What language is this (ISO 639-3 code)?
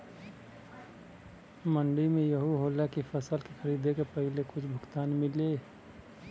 bho